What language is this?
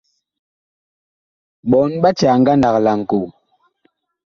Bakoko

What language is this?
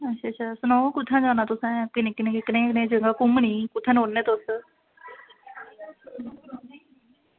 Dogri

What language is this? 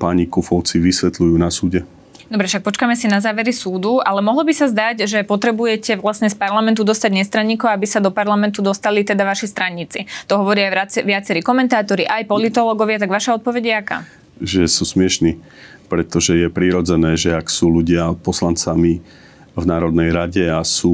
Slovak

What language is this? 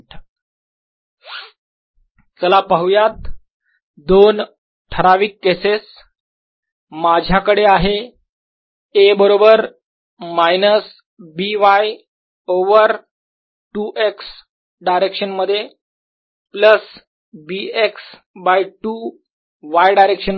Marathi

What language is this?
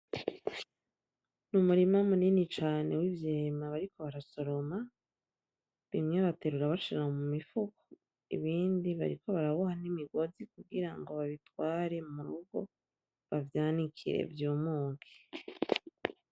Rundi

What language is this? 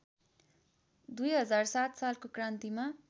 Nepali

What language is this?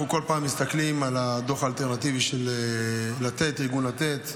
Hebrew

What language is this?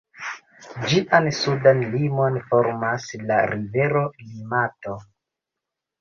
Esperanto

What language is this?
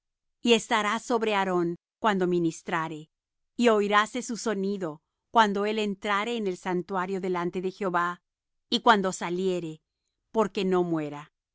Spanish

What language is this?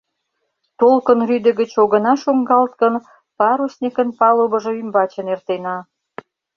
Mari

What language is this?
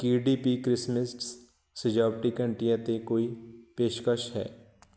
Punjabi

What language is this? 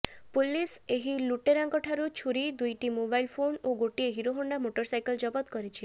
Odia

